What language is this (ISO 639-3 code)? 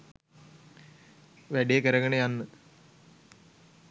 sin